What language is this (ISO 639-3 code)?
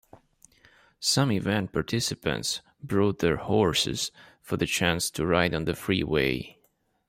eng